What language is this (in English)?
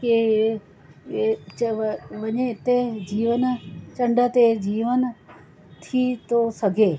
Sindhi